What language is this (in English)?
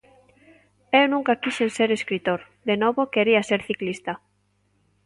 Galician